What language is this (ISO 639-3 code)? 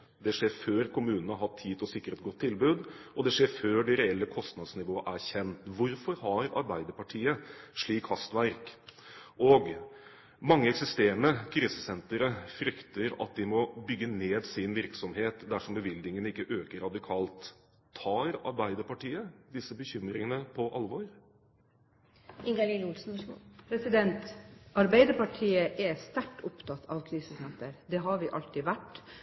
nob